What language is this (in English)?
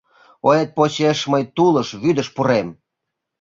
Mari